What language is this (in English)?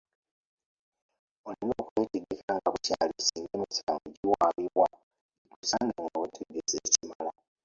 Ganda